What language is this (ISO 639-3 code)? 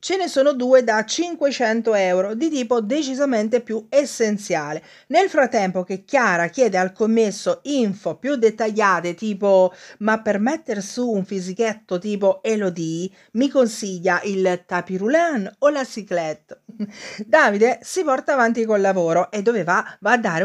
ita